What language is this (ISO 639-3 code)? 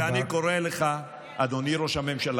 heb